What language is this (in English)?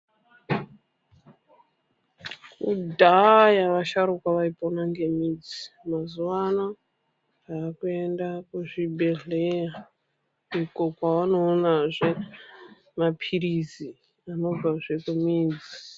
Ndau